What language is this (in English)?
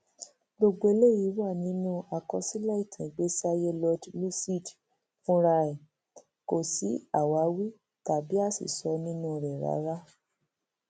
Yoruba